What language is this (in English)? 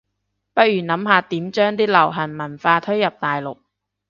Cantonese